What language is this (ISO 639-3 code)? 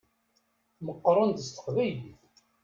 kab